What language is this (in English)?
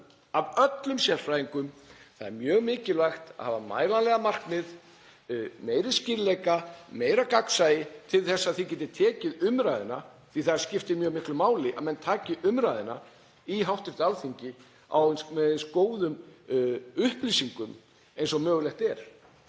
Icelandic